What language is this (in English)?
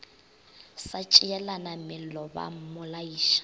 Northern Sotho